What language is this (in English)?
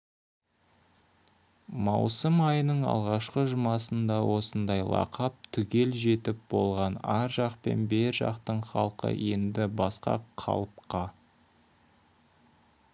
Kazakh